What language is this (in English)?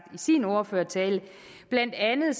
Danish